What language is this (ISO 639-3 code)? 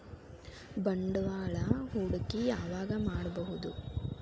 kan